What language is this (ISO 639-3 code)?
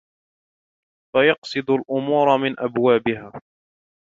ara